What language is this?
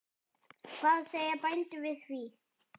Icelandic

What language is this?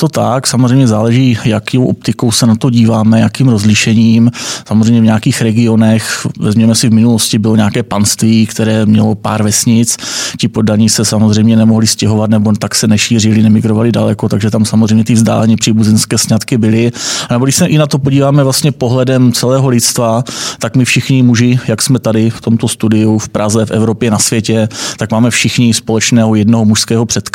Czech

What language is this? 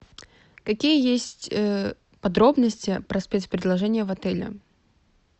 Russian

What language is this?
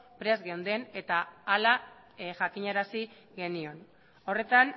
Basque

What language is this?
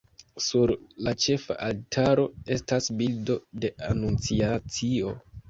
Esperanto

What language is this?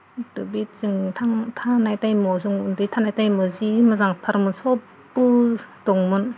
Bodo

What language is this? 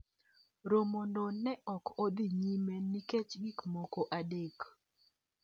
Luo (Kenya and Tanzania)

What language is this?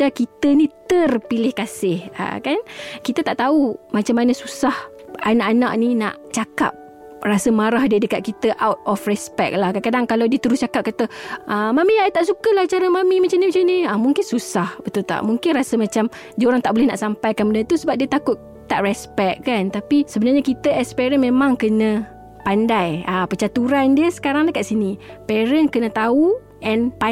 Malay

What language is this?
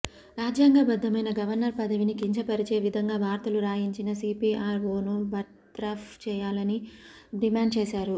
Telugu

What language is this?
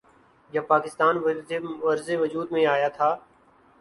Urdu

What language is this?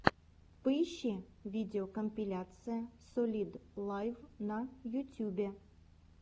Russian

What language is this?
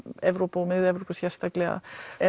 Icelandic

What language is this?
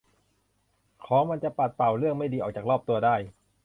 Thai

